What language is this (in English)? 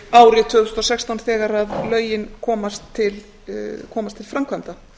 Icelandic